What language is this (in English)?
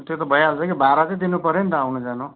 Nepali